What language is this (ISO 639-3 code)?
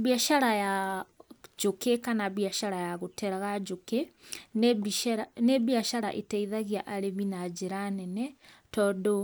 kik